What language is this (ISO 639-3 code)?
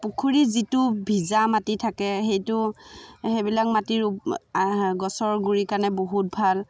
asm